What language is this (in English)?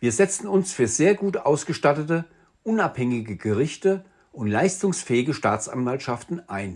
German